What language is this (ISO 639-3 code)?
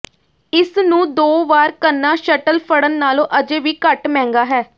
pan